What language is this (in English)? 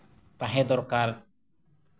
Santali